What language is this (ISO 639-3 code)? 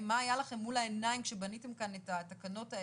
heb